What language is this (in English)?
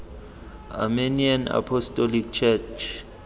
Tswana